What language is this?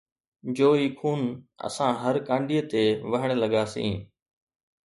Sindhi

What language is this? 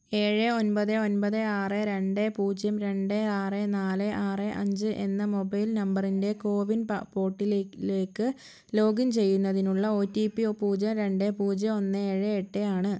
Malayalam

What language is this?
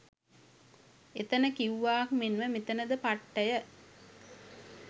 Sinhala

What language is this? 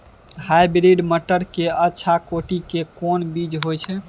Maithili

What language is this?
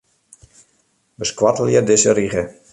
Western Frisian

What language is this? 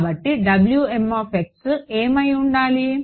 Telugu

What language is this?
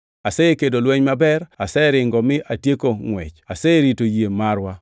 Luo (Kenya and Tanzania)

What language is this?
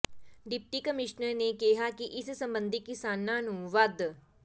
Punjabi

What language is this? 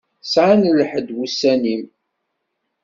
Kabyle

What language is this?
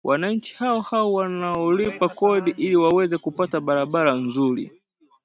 Swahili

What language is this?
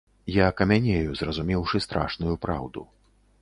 Belarusian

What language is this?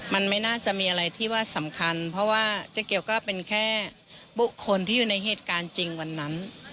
Thai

